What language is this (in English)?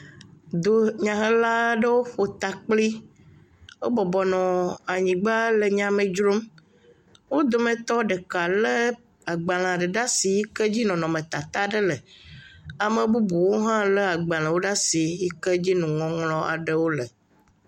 Ewe